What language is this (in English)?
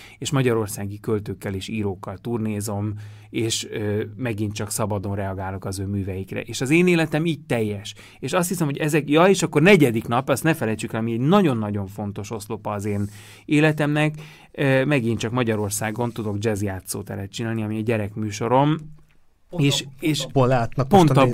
Hungarian